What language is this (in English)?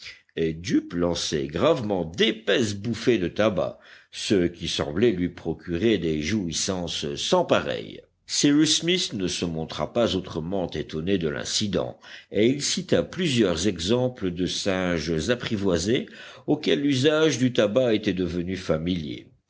French